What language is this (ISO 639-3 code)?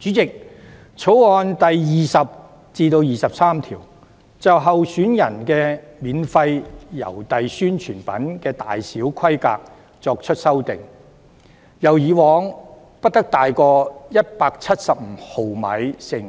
yue